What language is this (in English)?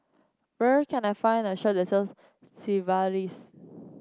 English